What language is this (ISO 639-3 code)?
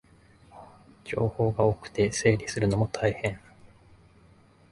jpn